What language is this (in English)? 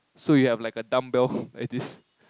English